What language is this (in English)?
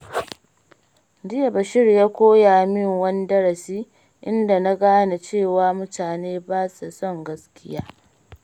Hausa